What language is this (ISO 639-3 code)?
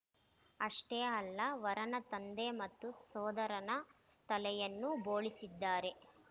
kan